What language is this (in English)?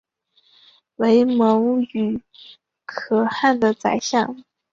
Chinese